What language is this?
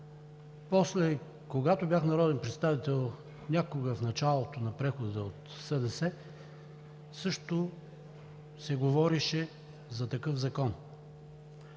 Bulgarian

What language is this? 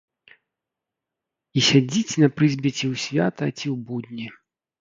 Belarusian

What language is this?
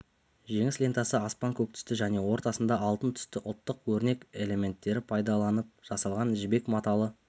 Kazakh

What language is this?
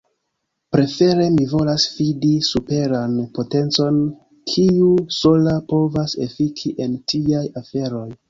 Esperanto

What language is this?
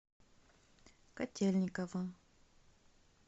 Russian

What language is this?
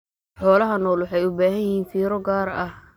Somali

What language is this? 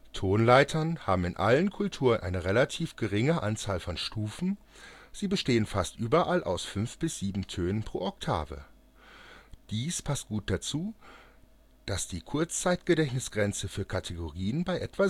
German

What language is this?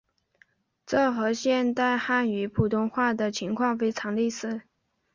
Chinese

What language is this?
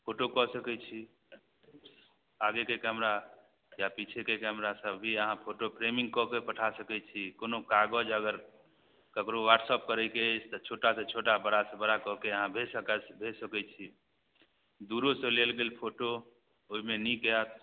Maithili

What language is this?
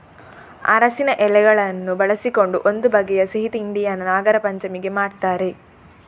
Kannada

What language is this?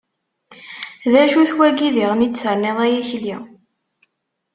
Kabyle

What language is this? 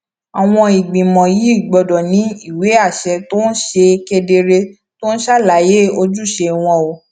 Yoruba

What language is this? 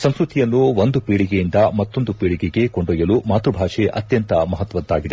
Kannada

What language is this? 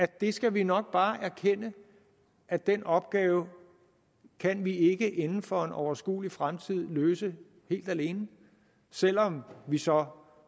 Danish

